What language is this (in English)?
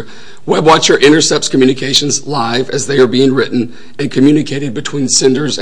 English